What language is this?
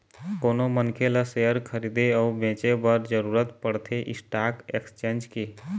Chhattisgarhi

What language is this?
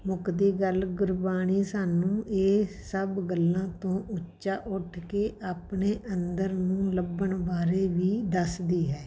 Punjabi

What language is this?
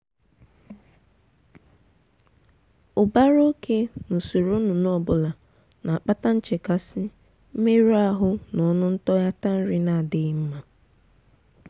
Igbo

